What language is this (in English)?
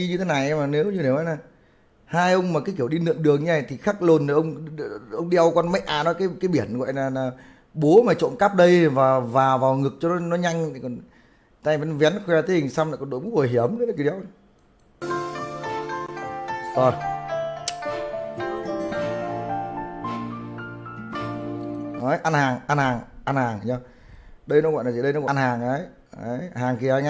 Vietnamese